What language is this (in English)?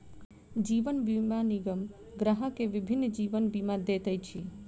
Maithili